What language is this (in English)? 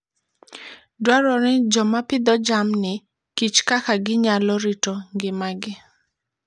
Luo (Kenya and Tanzania)